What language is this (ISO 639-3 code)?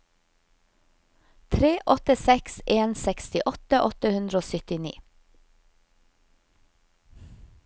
nor